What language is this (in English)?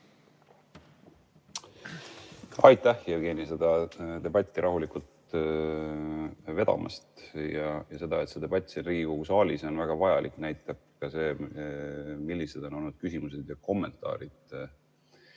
Estonian